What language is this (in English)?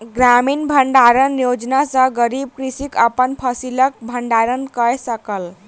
Maithili